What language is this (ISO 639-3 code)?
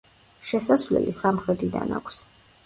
kat